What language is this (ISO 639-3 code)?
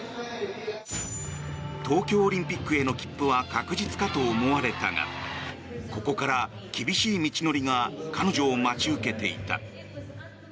jpn